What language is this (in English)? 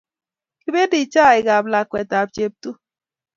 Kalenjin